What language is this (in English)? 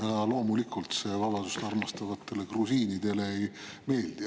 Estonian